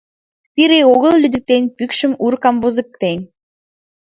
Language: Mari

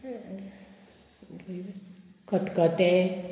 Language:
Konkani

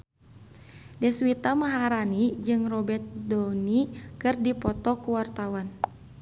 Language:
Sundanese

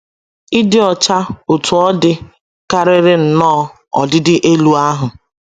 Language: Igbo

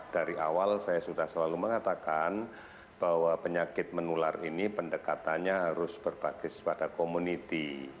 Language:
Indonesian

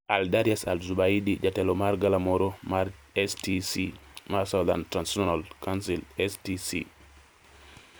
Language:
Luo (Kenya and Tanzania)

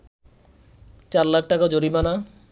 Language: Bangla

